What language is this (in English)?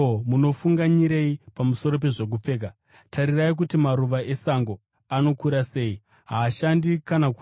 Shona